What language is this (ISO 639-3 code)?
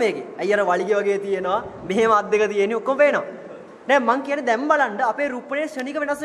hin